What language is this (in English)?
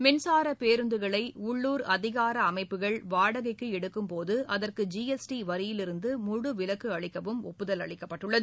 Tamil